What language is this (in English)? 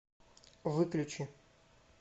Russian